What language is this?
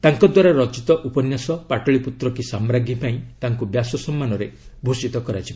Odia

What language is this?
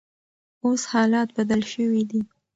Pashto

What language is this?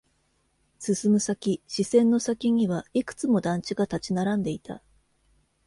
Japanese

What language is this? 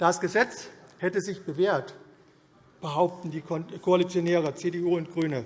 German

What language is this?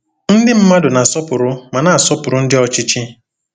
Igbo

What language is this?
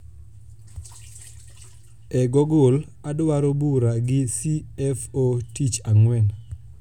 Luo (Kenya and Tanzania)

